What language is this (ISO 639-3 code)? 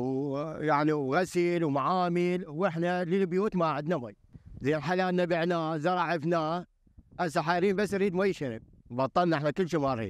ara